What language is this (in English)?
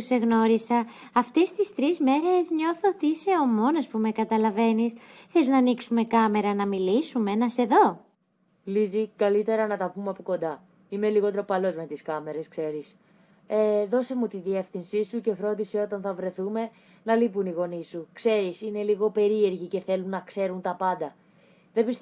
Greek